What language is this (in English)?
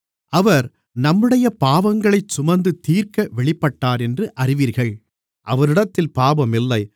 Tamil